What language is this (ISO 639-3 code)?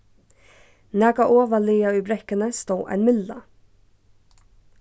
fao